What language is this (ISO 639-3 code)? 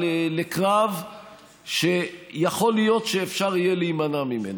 heb